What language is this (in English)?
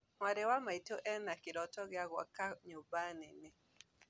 Kikuyu